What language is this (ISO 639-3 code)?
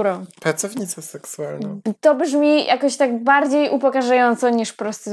pol